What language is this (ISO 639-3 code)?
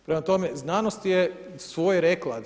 hrv